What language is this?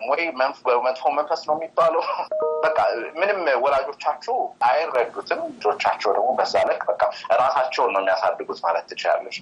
Amharic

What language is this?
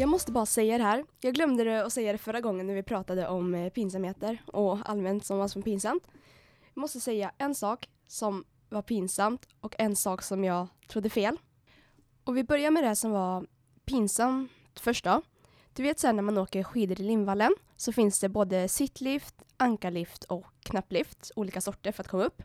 Swedish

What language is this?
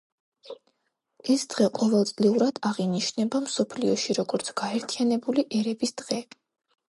Georgian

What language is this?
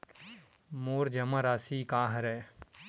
Chhattisgarhi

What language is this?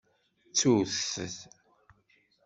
Kabyle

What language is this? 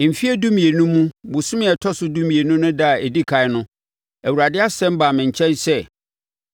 Akan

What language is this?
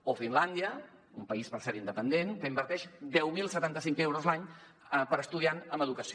Catalan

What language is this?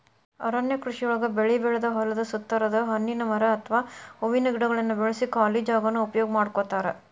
Kannada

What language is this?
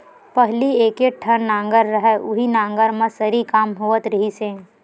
Chhattisgarhi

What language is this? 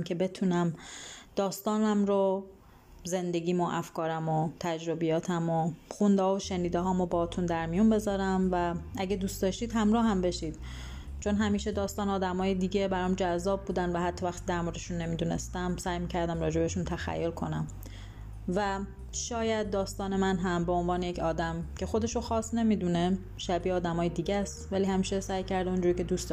Persian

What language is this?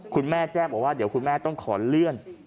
Thai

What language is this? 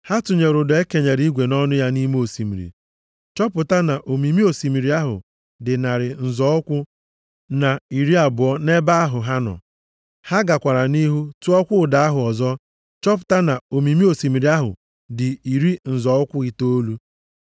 Igbo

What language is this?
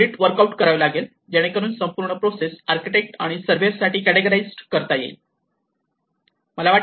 Marathi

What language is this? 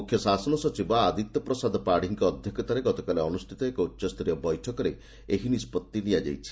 Odia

